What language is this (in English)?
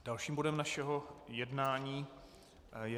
Czech